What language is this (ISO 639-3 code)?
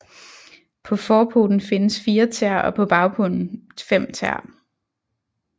dan